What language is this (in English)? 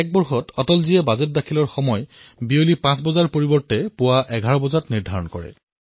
Assamese